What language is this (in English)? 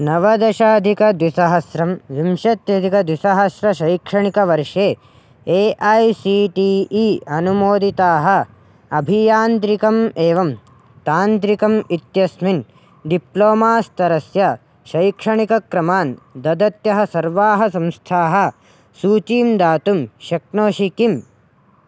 Sanskrit